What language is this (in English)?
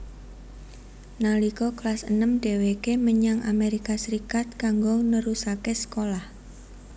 Javanese